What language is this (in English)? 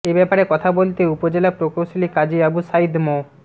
Bangla